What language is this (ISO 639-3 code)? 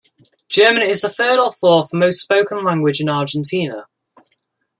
eng